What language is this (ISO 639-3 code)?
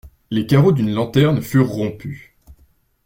fra